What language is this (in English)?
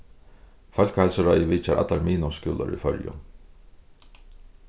Faroese